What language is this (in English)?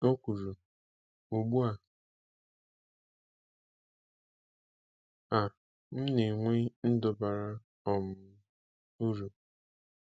Igbo